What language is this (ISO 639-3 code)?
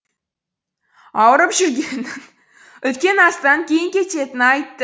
kaz